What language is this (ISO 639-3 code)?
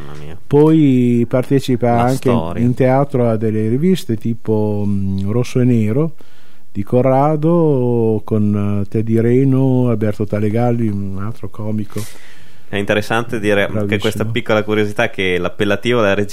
ita